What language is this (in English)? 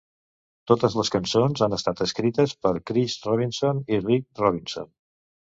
Catalan